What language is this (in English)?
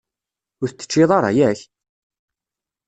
Kabyle